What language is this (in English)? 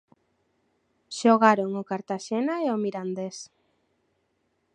Galician